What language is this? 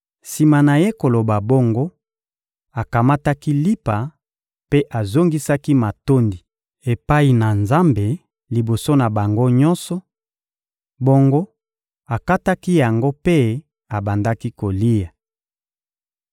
Lingala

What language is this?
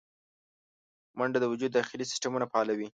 Pashto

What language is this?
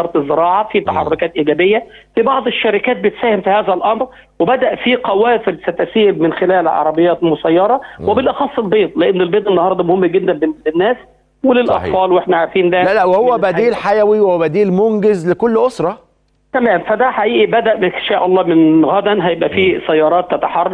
Arabic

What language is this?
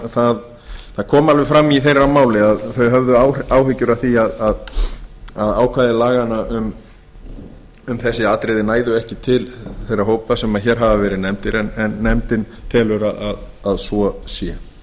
Icelandic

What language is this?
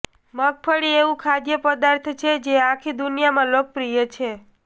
Gujarati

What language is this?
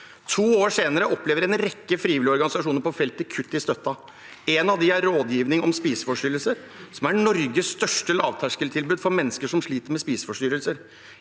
Norwegian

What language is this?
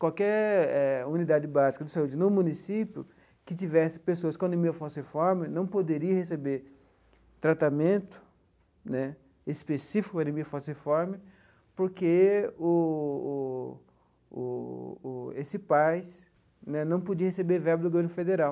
Portuguese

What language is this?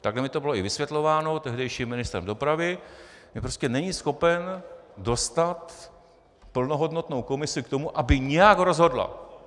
Czech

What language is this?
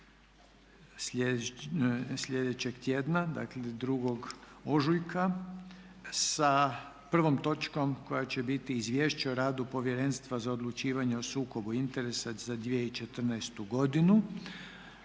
Croatian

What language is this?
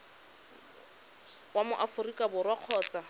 Tswana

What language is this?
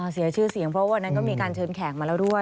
Thai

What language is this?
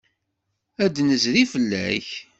Kabyle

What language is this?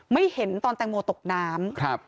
Thai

